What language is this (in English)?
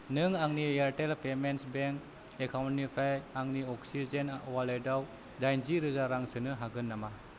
Bodo